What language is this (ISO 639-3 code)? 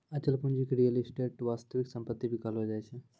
mai